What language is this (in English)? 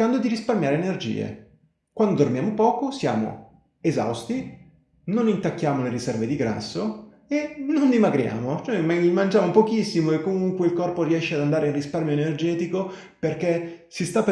Italian